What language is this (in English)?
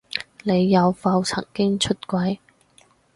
Cantonese